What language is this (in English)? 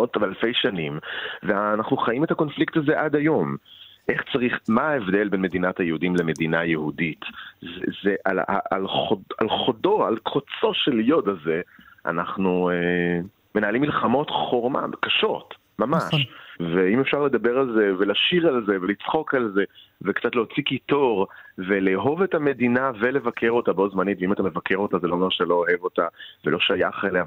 Hebrew